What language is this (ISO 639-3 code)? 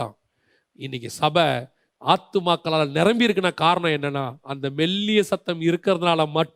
tam